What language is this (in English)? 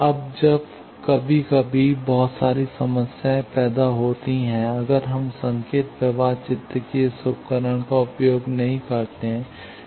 Hindi